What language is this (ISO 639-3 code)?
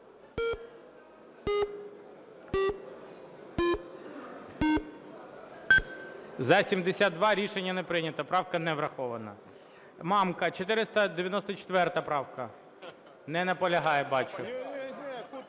ukr